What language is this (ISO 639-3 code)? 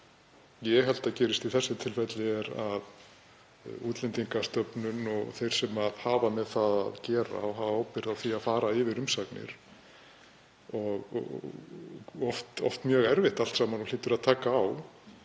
isl